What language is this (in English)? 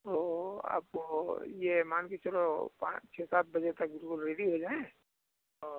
Hindi